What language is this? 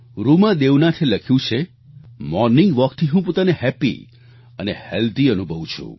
Gujarati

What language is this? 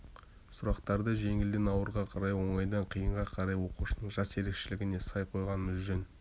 Kazakh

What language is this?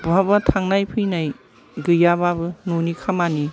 Bodo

